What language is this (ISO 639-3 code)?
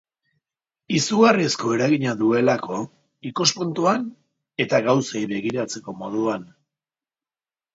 eus